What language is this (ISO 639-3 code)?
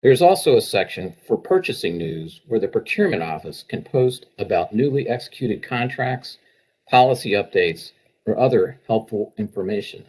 eng